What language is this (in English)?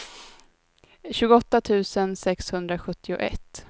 Swedish